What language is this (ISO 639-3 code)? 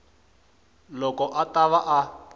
tso